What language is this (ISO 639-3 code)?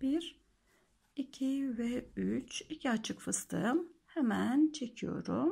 tur